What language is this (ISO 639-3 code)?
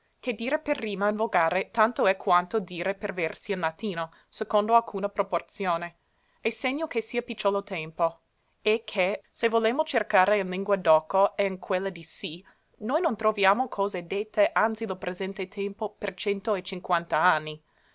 ita